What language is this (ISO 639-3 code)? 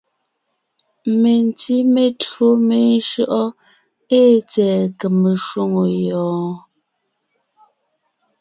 nnh